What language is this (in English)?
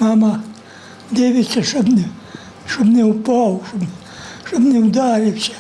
Ukrainian